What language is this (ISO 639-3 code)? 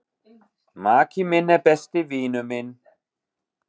isl